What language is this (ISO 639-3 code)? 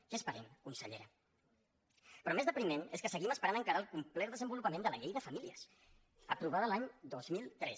cat